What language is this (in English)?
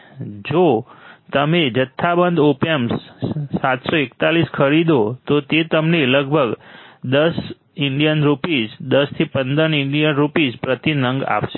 Gujarati